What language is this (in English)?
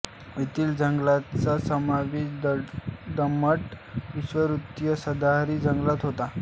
Marathi